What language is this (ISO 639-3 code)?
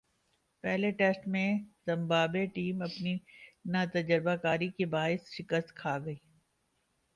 urd